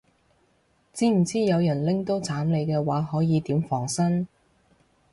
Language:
Cantonese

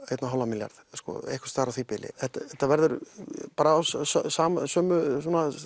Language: Icelandic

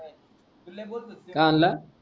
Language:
Marathi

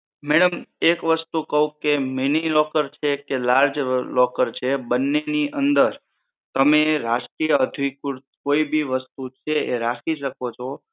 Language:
Gujarati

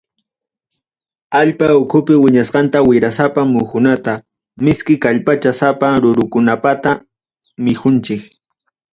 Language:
Ayacucho Quechua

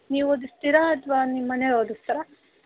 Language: Kannada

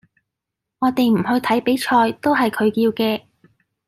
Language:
Cantonese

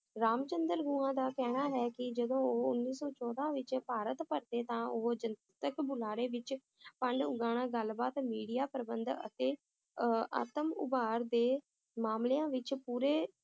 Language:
Punjabi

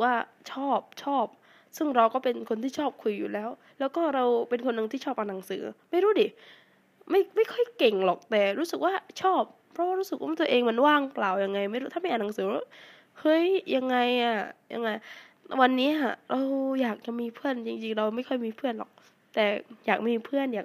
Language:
Thai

